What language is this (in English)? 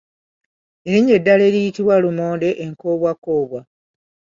Ganda